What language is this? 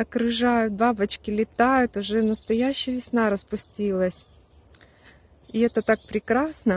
Russian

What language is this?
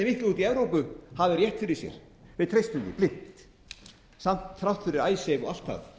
Icelandic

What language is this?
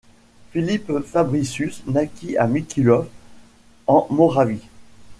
French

